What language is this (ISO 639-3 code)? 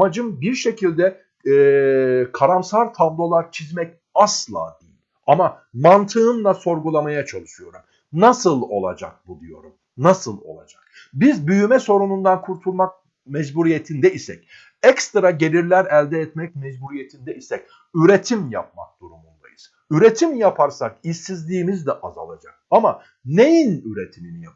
tur